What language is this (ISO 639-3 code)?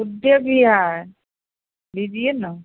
hin